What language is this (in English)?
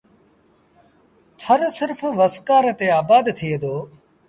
Sindhi Bhil